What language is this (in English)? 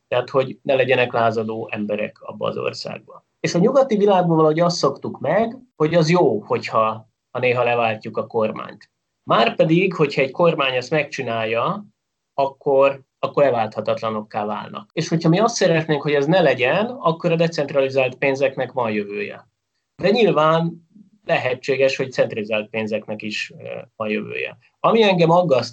Hungarian